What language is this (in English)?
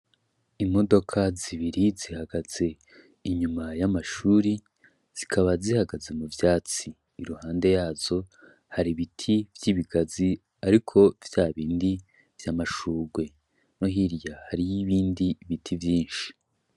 Rundi